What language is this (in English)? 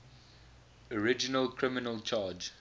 English